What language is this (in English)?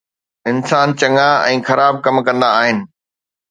Sindhi